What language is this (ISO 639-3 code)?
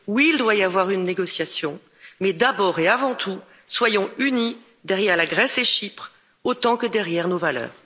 fra